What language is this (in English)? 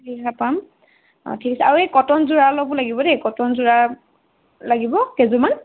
Assamese